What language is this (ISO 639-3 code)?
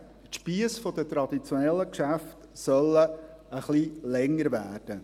gsw